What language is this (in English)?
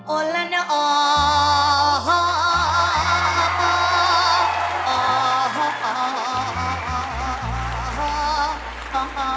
Thai